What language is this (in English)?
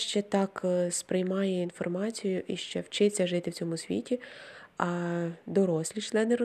Ukrainian